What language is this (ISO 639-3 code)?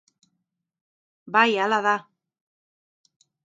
eus